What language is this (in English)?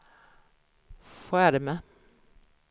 Swedish